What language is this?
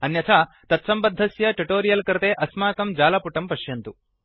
Sanskrit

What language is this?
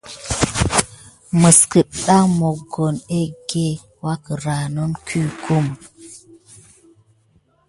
Gidar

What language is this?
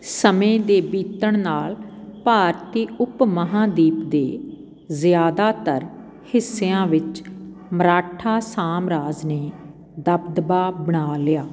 Punjabi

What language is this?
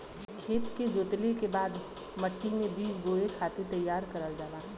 Bhojpuri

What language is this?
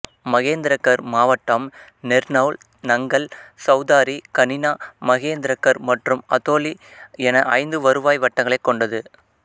Tamil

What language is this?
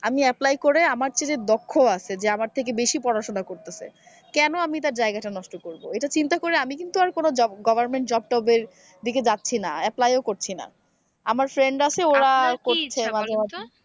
Bangla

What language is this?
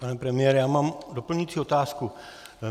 Czech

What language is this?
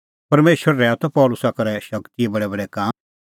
Kullu Pahari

